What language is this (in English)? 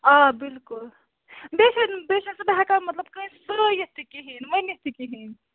Kashmiri